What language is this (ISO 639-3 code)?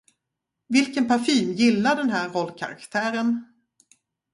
swe